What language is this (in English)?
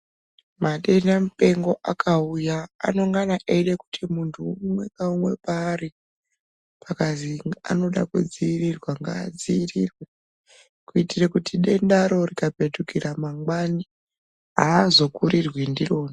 Ndau